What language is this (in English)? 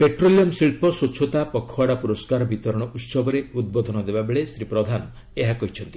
Odia